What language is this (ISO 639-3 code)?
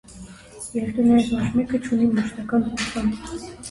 hye